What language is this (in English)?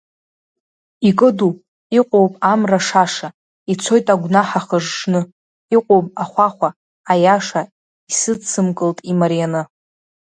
Abkhazian